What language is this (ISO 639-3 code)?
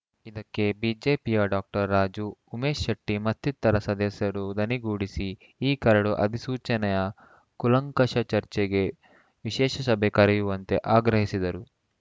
kan